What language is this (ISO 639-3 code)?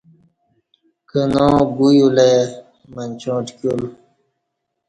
bsh